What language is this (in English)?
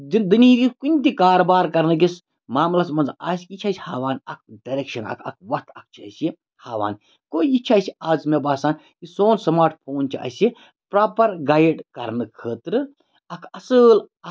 Kashmiri